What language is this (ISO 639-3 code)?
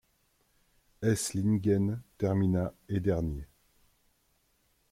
fra